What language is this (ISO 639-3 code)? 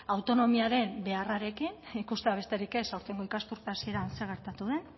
eus